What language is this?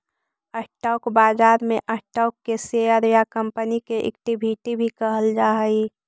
Magahi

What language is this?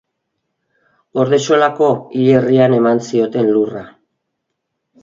Basque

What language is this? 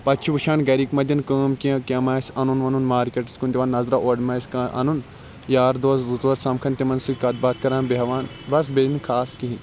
Kashmiri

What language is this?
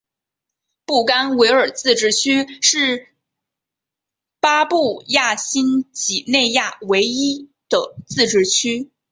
Chinese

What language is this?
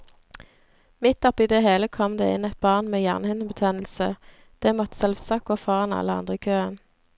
Norwegian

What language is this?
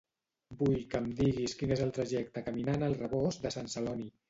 Catalan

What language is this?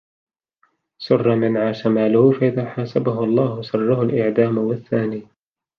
Arabic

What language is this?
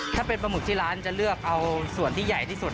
Thai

